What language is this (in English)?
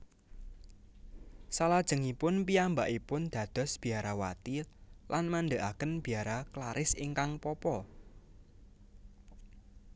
Javanese